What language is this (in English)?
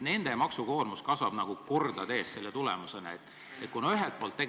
Estonian